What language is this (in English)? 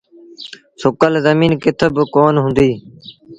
Sindhi Bhil